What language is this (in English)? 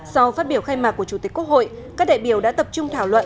Vietnamese